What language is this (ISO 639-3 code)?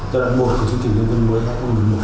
vie